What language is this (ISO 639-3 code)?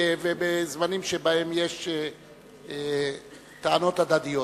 heb